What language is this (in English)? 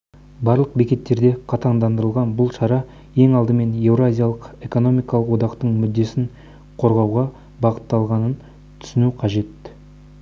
Kazakh